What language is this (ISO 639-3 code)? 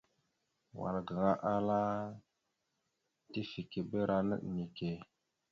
mxu